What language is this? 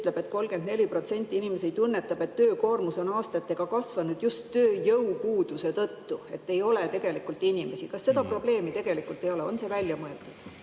Estonian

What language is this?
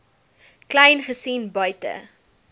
Afrikaans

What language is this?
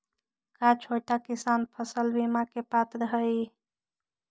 Magahi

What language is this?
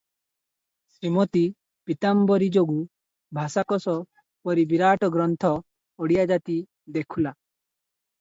Odia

